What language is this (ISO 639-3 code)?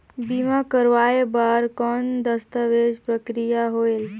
hne